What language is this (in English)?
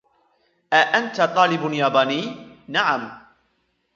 Arabic